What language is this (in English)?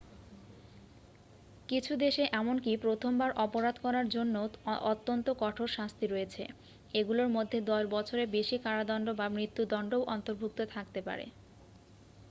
Bangla